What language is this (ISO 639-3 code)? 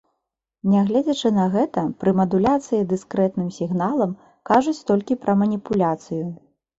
bel